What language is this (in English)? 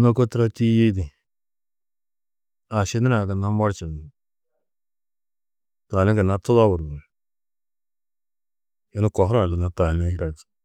Tedaga